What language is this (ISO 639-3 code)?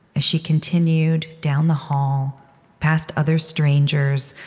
eng